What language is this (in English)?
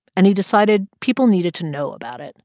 English